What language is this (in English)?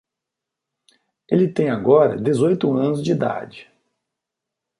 Portuguese